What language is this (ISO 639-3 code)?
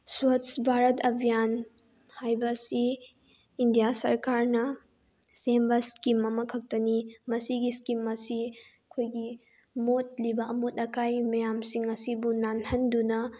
mni